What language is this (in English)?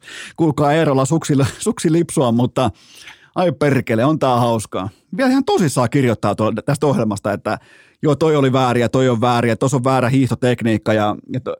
Finnish